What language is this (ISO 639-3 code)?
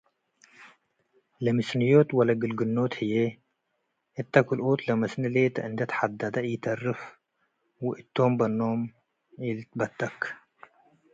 tig